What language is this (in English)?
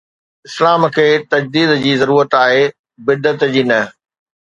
Sindhi